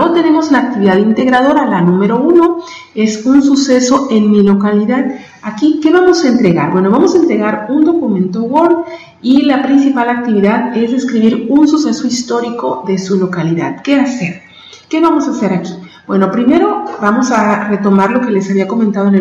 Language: Spanish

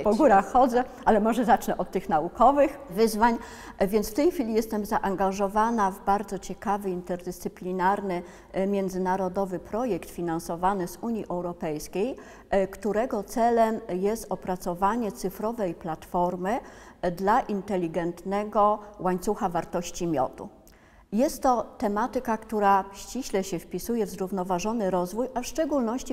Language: Polish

